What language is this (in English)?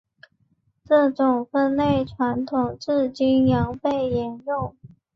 Chinese